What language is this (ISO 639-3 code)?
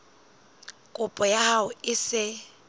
sot